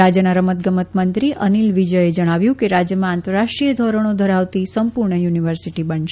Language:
Gujarati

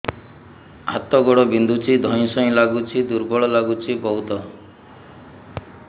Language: Odia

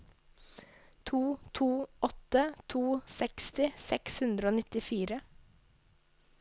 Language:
Norwegian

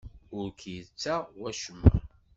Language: Kabyle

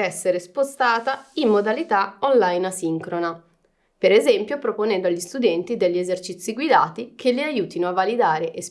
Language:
Italian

